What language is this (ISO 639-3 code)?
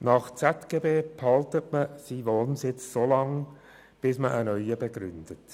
gsw